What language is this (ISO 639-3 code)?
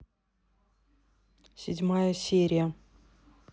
rus